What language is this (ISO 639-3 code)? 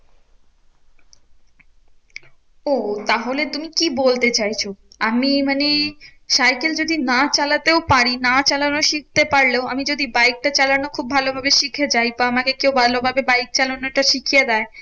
ben